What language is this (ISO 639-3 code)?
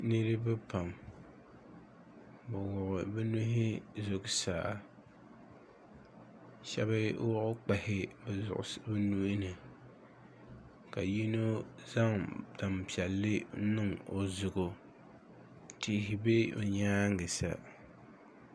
dag